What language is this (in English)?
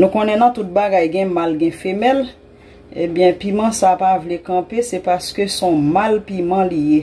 French